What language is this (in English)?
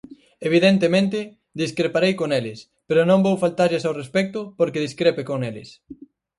Galician